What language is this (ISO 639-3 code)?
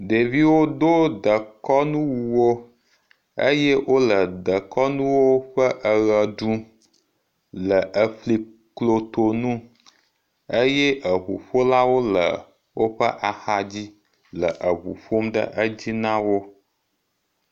ewe